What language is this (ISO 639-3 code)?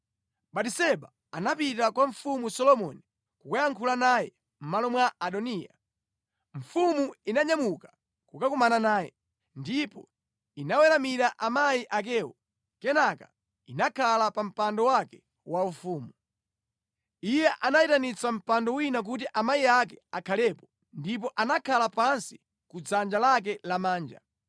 nya